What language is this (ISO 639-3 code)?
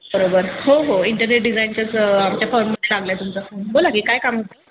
mar